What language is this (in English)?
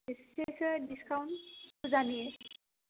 Bodo